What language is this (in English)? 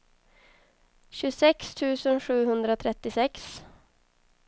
Swedish